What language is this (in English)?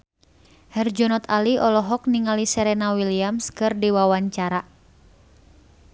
Sundanese